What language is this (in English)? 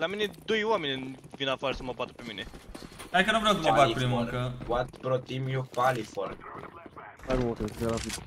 Romanian